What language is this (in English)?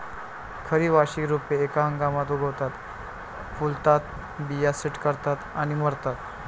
Marathi